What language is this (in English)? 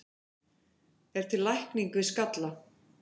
Icelandic